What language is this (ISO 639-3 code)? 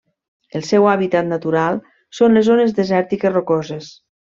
cat